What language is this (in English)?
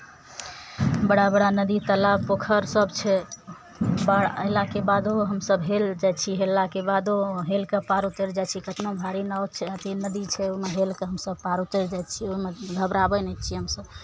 Maithili